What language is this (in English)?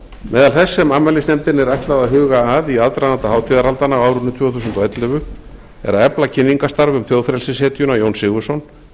Icelandic